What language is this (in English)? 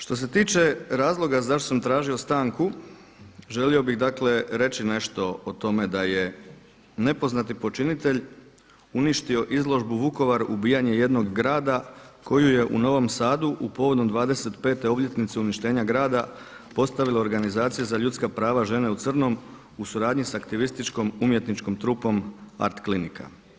Croatian